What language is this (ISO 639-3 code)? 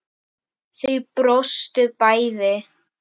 isl